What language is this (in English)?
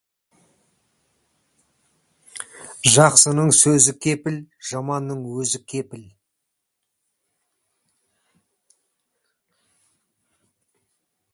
Kazakh